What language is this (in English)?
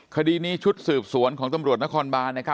Thai